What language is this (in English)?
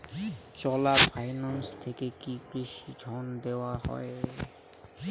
Bangla